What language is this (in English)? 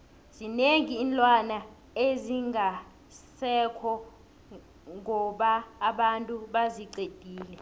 South Ndebele